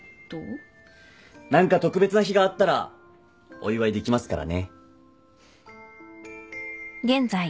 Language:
Japanese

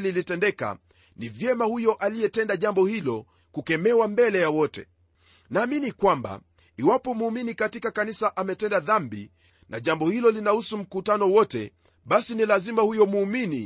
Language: Swahili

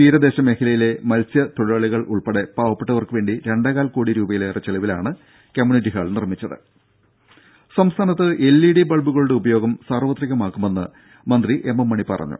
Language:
Malayalam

